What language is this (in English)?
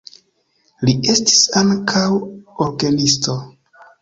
Esperanto